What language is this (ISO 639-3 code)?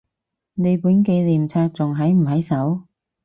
yue